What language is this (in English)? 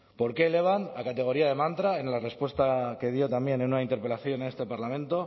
Spanish